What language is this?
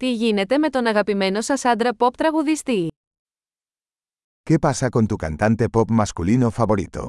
Greek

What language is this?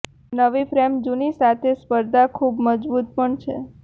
Gujarati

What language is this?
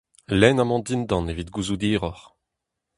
Breton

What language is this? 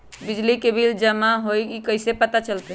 Magahi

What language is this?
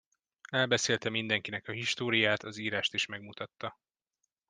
Hungarian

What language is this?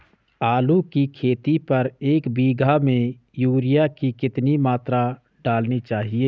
Hindi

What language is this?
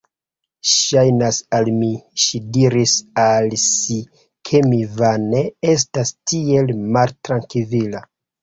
Esperanto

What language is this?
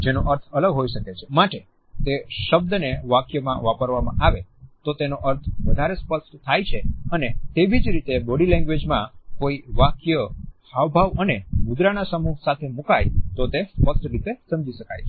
Gujarati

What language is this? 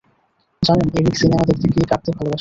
Bangla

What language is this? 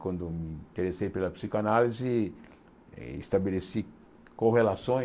Portuguese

